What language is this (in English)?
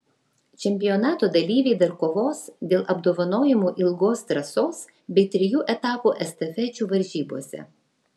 Lithuanian